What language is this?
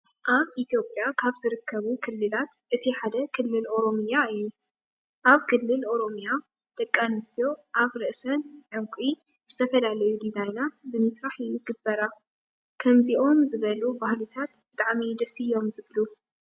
Tigrinya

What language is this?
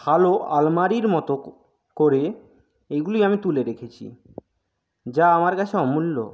Bangla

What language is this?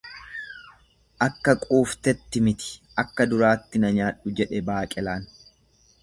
Oromo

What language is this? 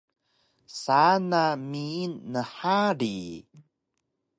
Taroko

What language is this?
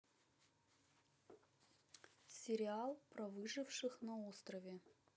Russian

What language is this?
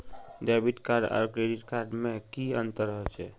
Magahi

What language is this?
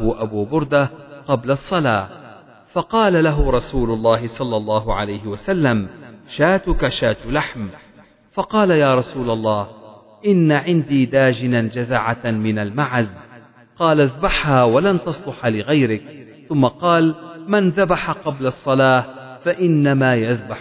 Arabic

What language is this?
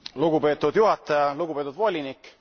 Estonian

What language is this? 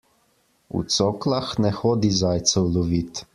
Slovenian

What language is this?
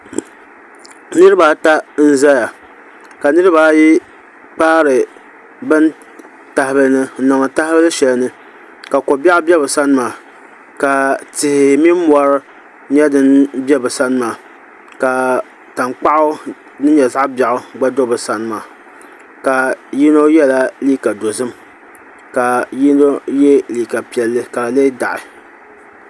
Dagbani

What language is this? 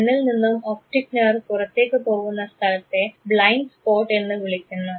Malayalam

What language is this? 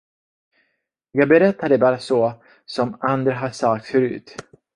Swedish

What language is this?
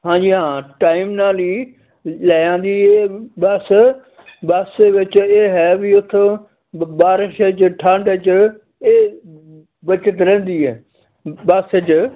Punjabi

